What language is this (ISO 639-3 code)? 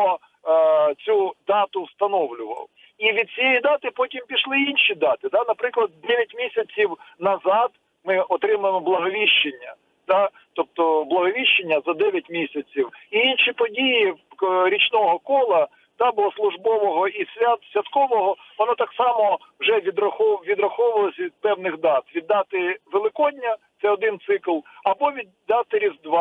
ukr